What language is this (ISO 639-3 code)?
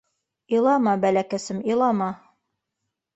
bak